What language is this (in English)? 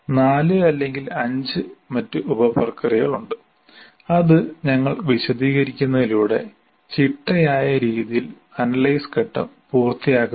Malayalam